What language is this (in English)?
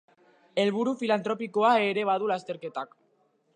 Basque